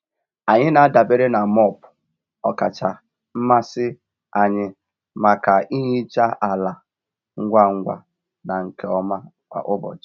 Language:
Igbo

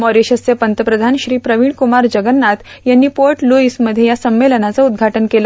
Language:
Marathi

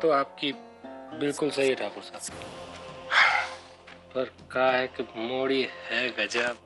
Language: Hindi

